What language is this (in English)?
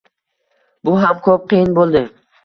Uzbek